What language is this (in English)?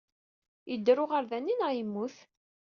Kabyle